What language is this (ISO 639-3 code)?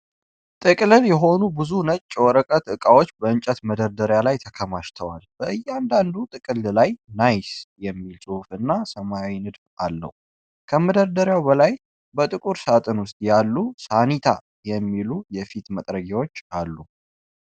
amh